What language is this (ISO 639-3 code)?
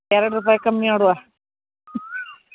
kan